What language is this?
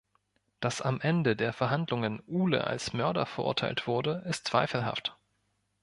German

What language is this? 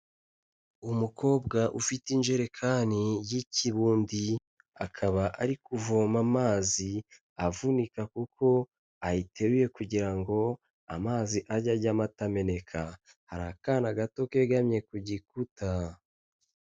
Kinyarwanda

